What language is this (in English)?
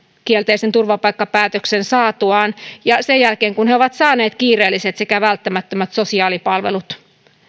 Finnish